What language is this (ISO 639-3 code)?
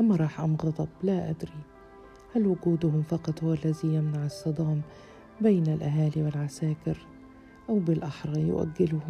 ara